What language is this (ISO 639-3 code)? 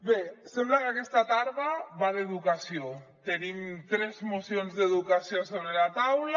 cat